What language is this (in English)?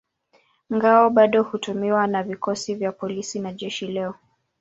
Swahili